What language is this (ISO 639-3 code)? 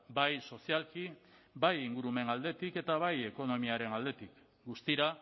eus